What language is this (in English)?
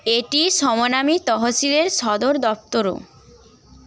Bangla